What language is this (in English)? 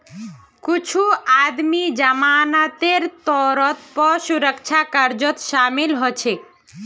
Magahi